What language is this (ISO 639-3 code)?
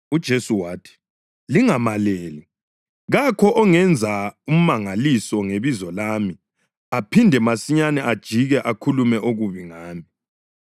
nde